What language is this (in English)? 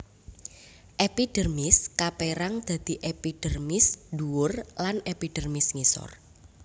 Javanese